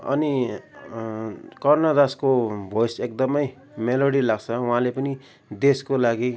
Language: Nepali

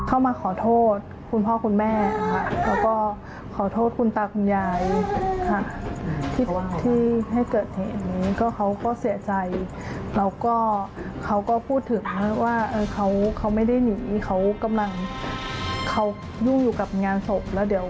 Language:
Thai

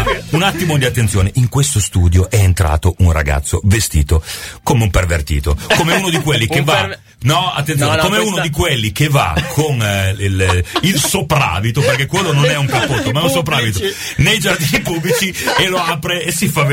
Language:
Italian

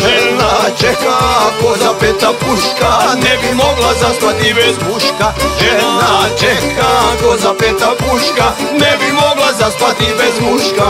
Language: Romanian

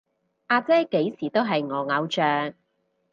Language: Cantonese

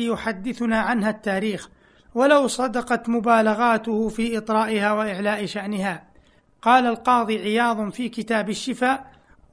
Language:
Arabic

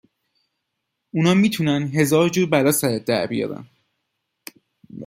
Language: Persian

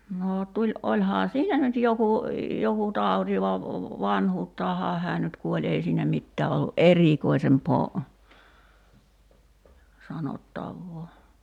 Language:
Finnish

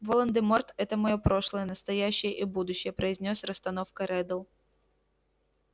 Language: Russian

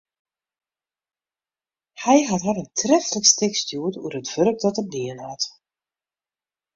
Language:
Western Frisian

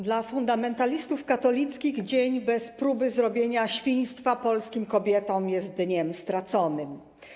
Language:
Polish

